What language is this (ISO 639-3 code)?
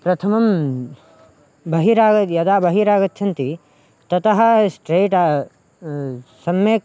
san